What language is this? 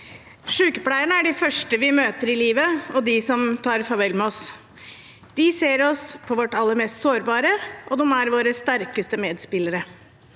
Norwegian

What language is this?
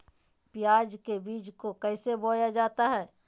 Magahi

